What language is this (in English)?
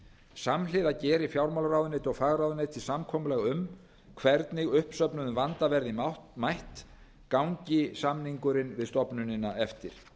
Icelandic